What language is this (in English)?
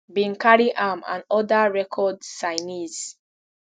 Nigerian Pidgin